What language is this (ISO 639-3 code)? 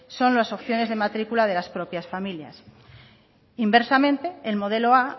spa